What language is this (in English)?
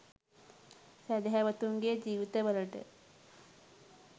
Sinhala